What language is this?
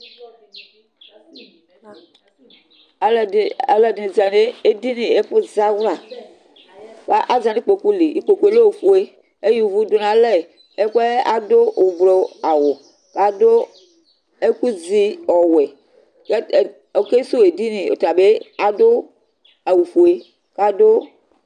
Ikposo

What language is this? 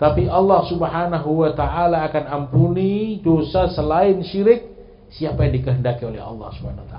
Indonesian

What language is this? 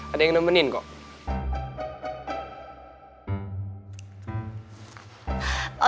Indonesian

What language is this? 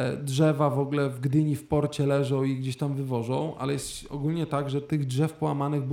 Polish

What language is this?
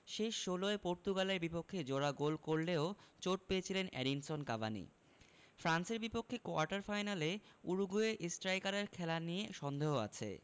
Bangla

